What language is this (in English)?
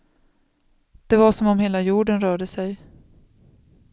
Swedish